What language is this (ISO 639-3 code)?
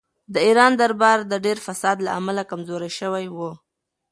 pus